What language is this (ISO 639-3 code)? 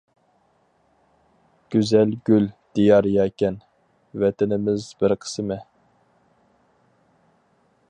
uig